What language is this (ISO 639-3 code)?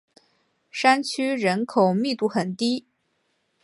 zho